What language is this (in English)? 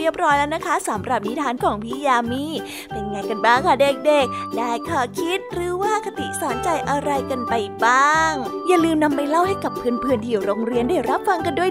Thai